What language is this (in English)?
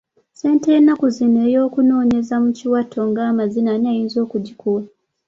Ganda